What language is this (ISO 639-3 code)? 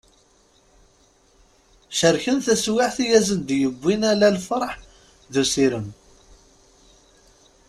kab